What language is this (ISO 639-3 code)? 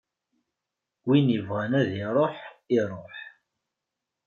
kab